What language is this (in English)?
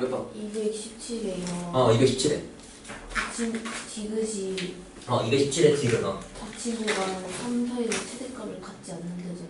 Korean